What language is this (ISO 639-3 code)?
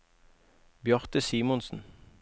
nor